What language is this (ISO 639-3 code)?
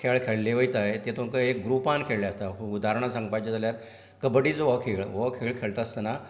kok